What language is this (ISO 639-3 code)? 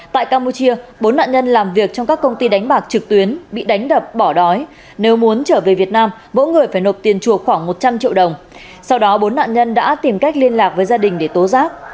vie